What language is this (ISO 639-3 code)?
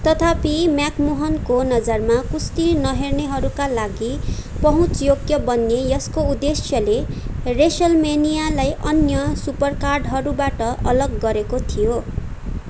nep